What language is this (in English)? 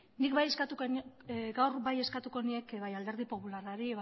Basque